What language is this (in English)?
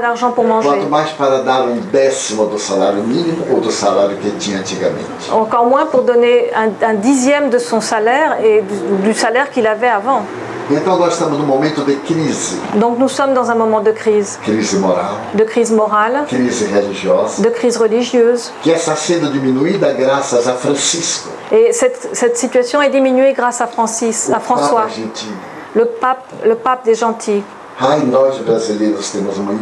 French